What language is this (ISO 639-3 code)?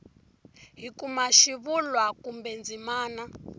tso